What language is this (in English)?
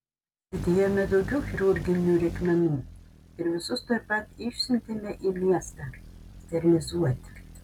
Lithuanian